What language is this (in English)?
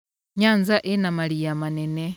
Kikuyu